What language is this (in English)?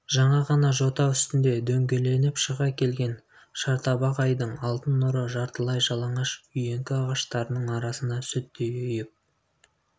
Kazakh